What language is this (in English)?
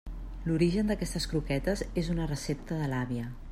Catalan